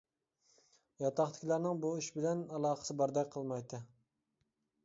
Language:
Uyghur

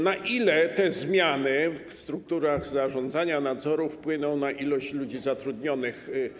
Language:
Polish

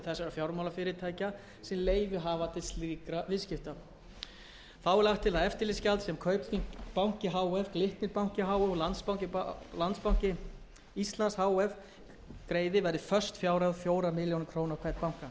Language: Icelandic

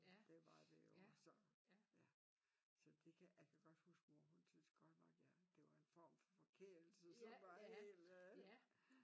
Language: Danish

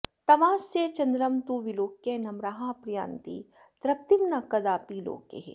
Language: Sanskrit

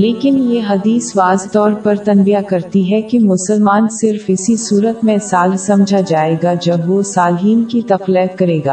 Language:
Urdu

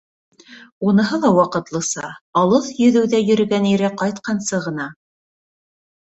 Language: Bashkir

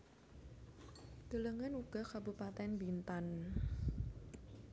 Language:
Javanese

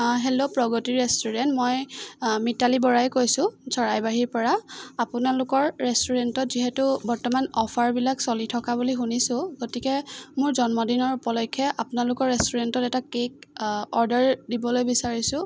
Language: Assamese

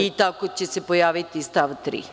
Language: Serbian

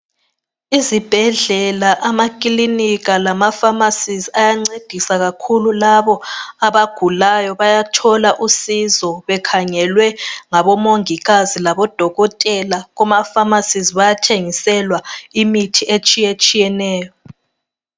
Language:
North Ndebele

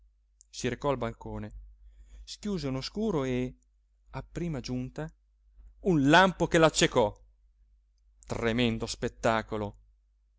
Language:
Italian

